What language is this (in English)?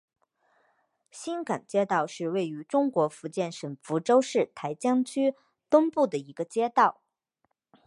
Chinese